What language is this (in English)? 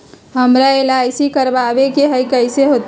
Magahi